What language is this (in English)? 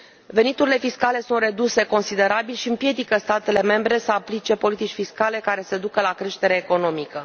Romanian